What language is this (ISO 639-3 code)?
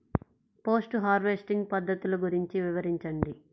tel